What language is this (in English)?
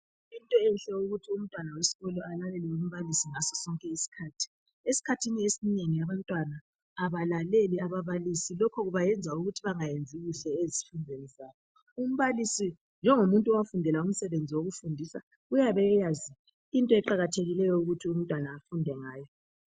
North Ndebele